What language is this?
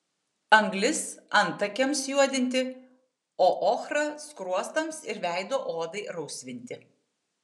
Lithuanian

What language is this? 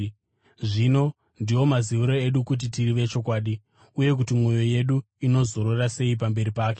Shona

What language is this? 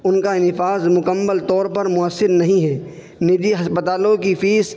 Urdu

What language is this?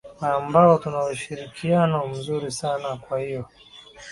Swahili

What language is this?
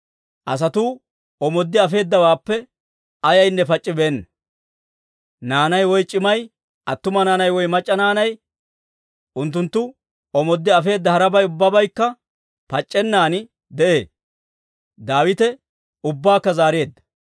Dawro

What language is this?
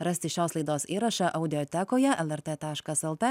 Lithuanian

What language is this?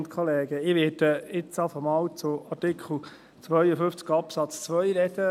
Swiss German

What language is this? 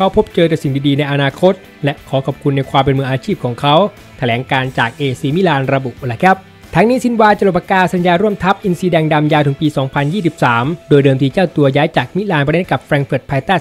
Thai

